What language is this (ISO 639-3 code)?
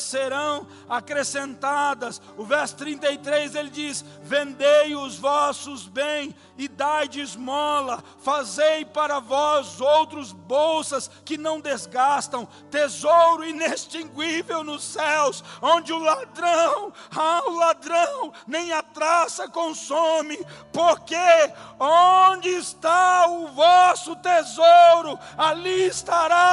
por